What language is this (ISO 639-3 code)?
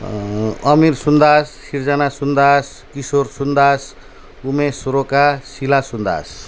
nep